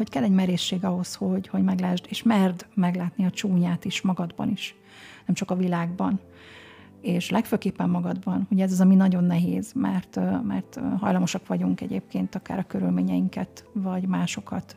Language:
Hungarian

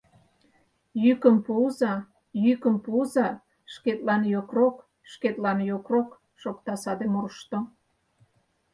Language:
Mari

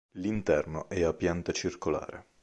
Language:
Italian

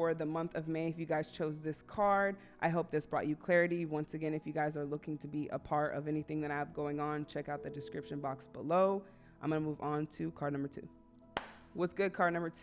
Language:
English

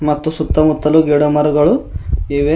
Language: Kannada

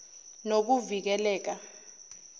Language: Zulu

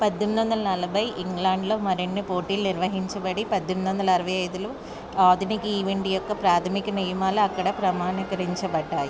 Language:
Telugu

